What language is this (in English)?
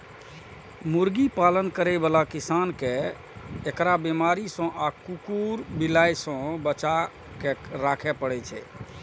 Maithili